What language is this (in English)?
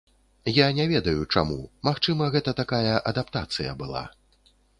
Belarusian